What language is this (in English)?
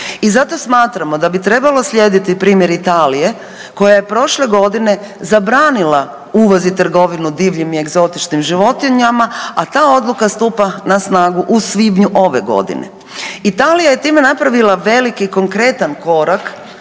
Croatian